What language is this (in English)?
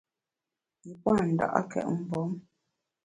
Bamun